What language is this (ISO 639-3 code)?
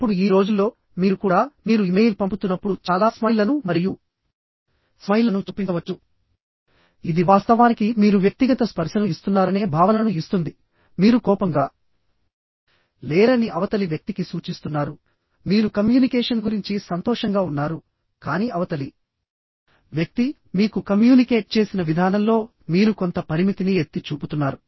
tel